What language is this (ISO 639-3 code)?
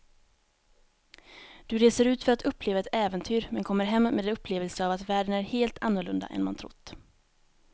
swe